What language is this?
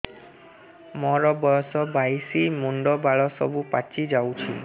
Odia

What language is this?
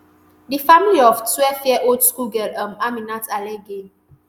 Nigerian Pidgin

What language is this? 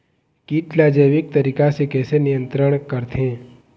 Chhattisgarhi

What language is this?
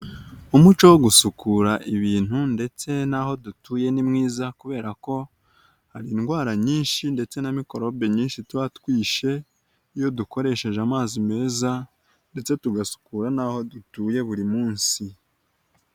Kinyarwanda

